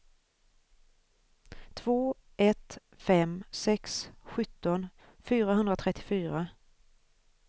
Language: Swedish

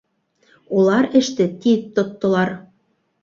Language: Bashkir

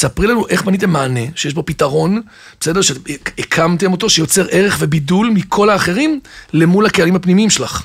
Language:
Hebrew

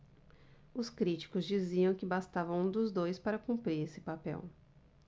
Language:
Portuguese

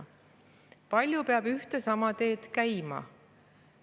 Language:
Estonian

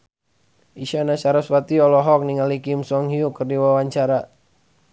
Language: Sundanese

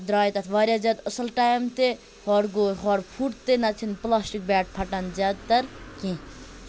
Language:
Kashmiri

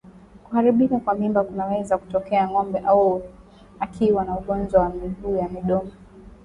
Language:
Swahili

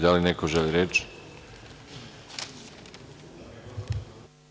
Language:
Serbian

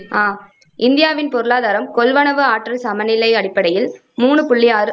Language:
Tamil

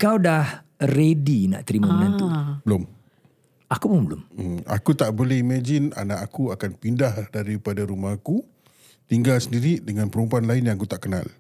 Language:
Malay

